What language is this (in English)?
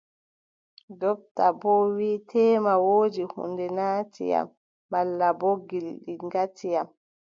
Adamawa Fulfulde